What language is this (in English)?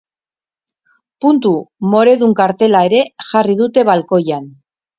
Basque